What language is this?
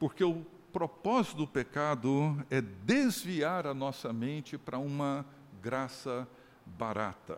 Portuguese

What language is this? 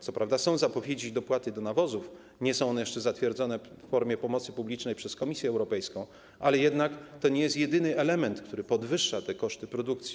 Polish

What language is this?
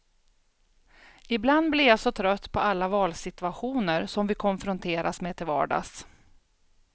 Swedish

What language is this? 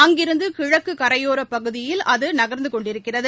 Tamil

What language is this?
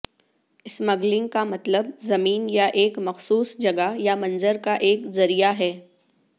Urdu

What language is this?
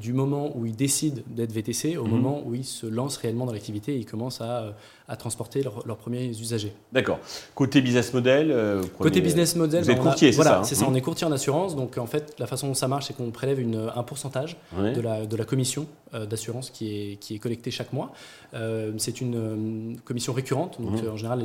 French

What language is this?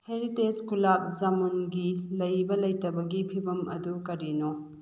Manipuri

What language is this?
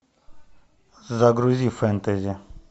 Russian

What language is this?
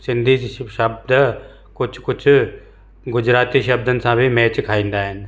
Sindhi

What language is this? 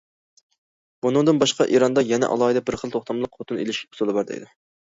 Uyghur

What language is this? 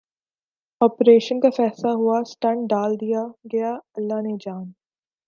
Urdu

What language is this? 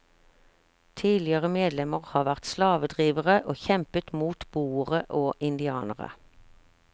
Norwegian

